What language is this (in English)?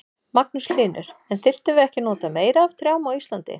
Icelandic